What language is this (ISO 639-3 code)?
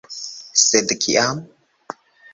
epo